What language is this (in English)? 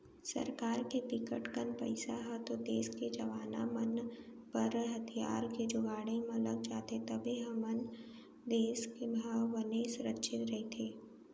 Chhattisgarhi